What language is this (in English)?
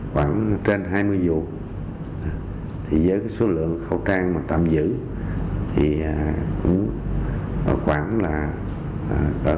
Vietnamese